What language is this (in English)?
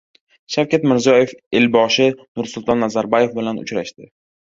Uzbek